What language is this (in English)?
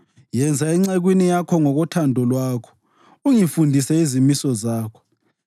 North Ndebele